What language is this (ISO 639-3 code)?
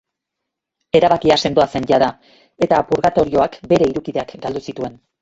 eus